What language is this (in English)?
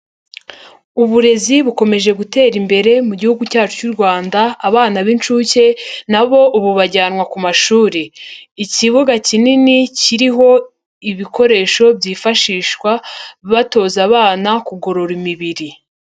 Kinyarwanda